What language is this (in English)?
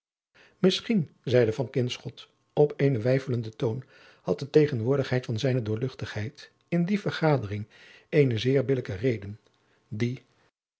Dutch